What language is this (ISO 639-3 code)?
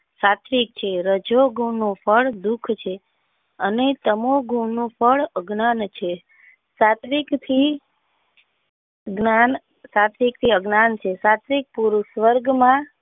guj